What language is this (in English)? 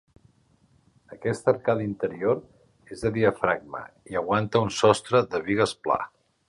Catalan